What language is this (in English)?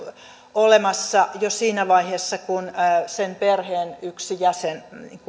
Finnish